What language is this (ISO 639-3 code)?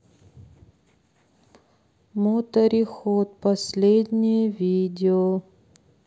rus